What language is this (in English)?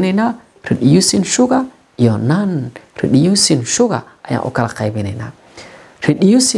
Arabic